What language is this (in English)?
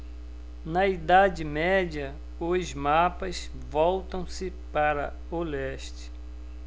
Portuguese